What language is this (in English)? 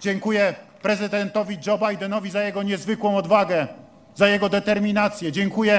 Polish